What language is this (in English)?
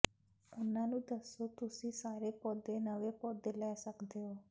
Punjabi